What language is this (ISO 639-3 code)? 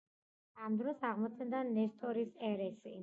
kat